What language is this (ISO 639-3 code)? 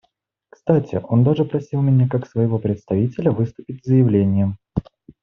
rus